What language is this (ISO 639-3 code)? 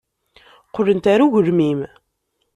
kab